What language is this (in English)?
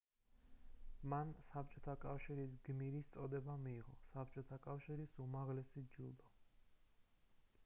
Georgian